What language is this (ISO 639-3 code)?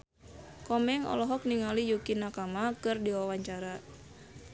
sun